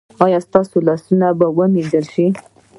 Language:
Pashto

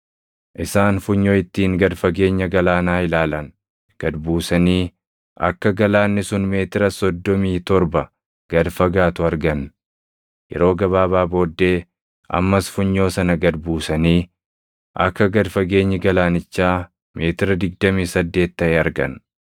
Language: Oromo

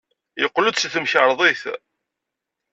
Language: Kabyle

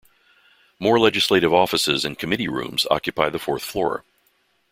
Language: English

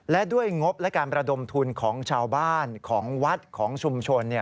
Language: Thai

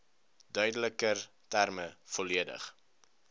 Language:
Afrikaans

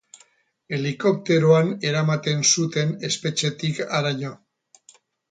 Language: Basque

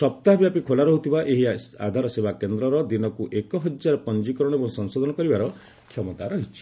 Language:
Odia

